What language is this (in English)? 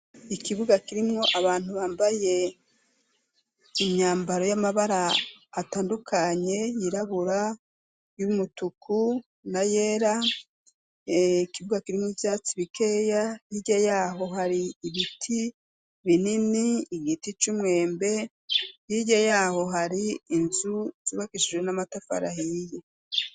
Rundi